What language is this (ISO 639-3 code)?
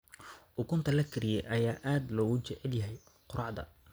som